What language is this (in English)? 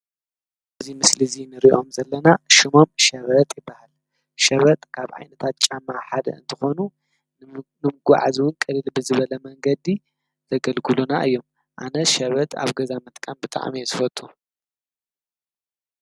Tigrinya